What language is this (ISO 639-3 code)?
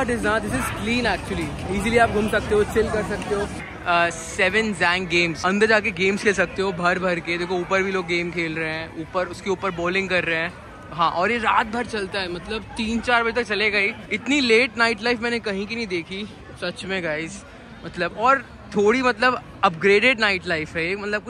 hin